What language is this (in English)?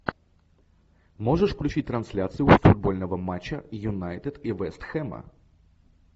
Russian